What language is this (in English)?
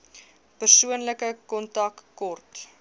Afrikaans